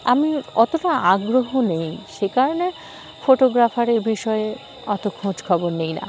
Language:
Bangla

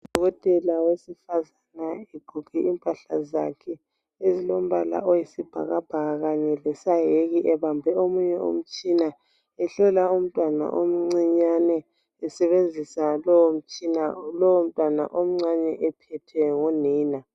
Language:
North Ndebele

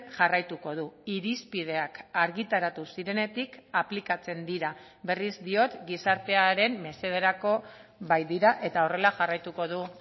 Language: Basque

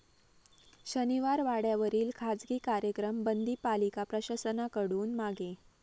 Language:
Marathi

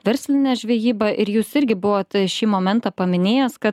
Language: Lithuanian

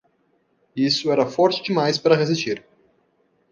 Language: Portuguese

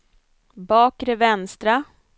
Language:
Swedish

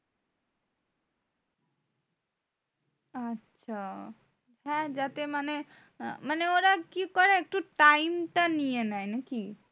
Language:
Bangla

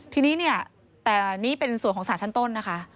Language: Thai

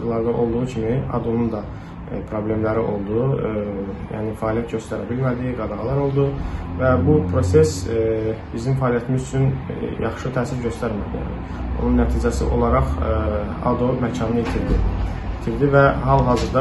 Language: Turkish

